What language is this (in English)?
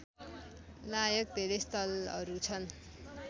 Nepali